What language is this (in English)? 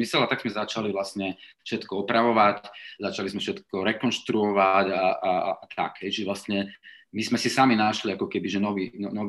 Slovak